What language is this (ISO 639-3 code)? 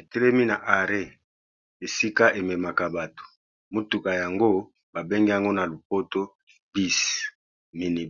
lin